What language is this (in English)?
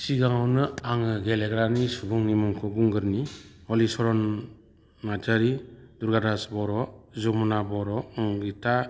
Bodo